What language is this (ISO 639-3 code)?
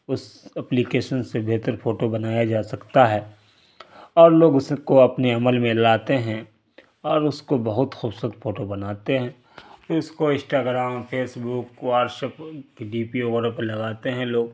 urd